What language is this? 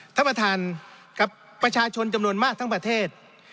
Thai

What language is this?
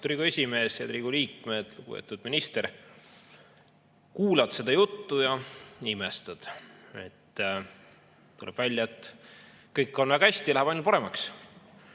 Estonian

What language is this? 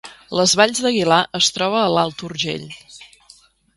Catalan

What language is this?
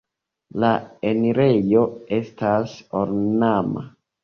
Esperanto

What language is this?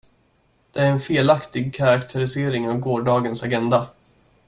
Swedish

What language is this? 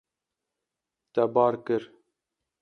Kurdish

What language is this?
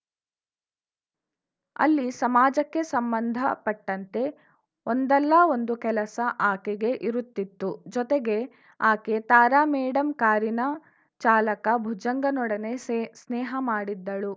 Kannada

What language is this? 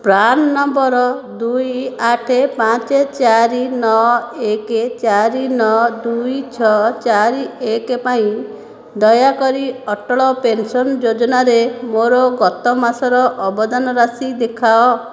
Odia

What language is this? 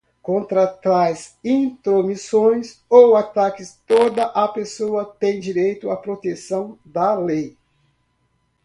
Portuguese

